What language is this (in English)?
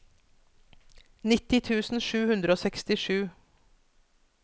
Norwegian